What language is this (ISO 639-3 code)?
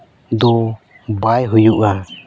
sat